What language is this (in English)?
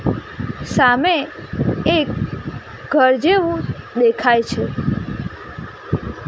Gujarati